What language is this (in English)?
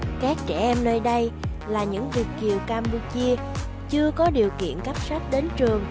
Vietnamese